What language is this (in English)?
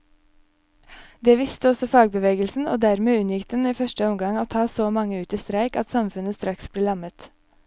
Norwegian